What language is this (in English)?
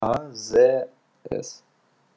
Russian